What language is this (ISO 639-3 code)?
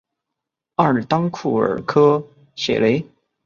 zho